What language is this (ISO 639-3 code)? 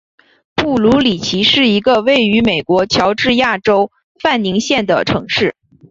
zho